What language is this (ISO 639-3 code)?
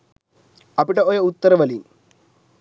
sin